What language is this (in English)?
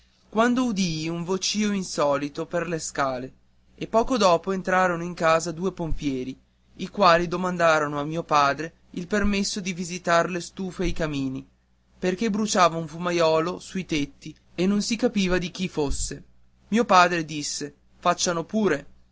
Italian